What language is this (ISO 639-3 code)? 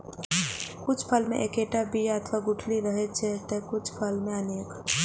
mai